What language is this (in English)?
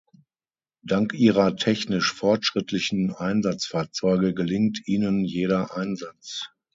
German